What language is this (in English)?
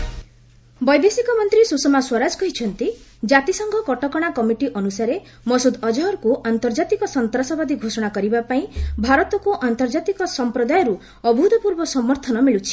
Odia